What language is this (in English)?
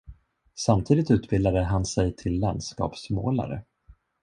Swedish